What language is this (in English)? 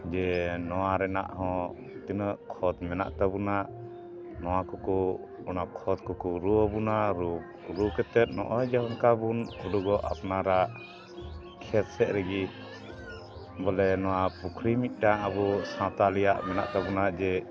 Santali